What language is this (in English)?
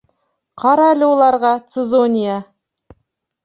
Bashkir